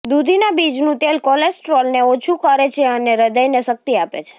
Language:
Gujarati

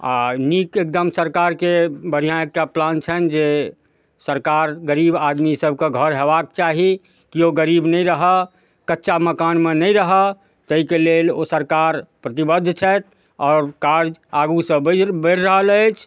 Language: Maithili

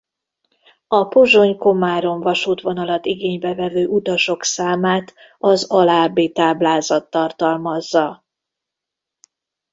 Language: Hungarian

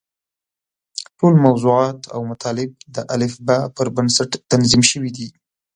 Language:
Pashto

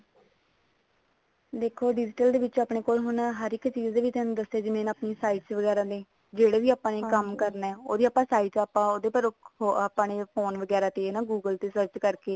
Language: Punjabi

